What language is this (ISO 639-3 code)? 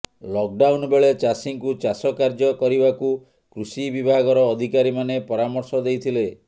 ori